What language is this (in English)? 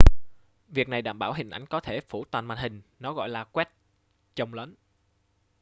Vietnamese